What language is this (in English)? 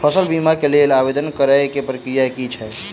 Maithili